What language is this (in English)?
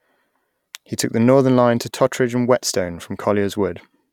English